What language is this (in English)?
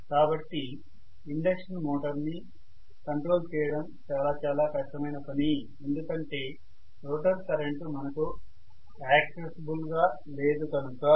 Telugu